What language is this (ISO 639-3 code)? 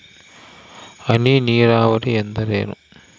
kan